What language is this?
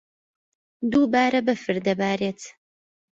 Central Kurdish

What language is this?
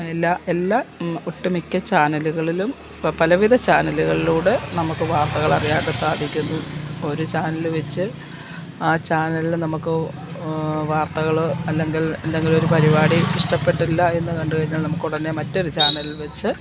Malayalam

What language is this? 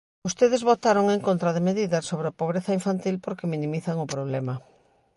Galician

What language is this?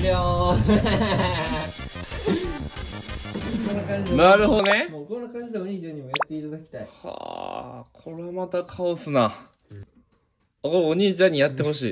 Japanese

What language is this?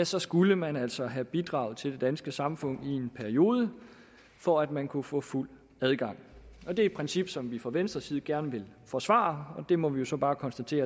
Danish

